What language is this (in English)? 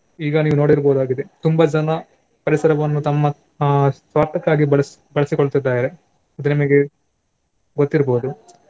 Kannada